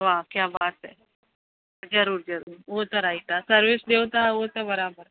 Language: Sindhi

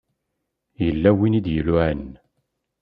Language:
Kabyle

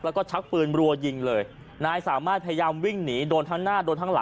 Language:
Thai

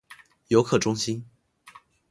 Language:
Chinese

